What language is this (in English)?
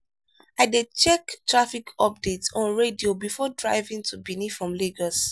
Nigerian Pidgin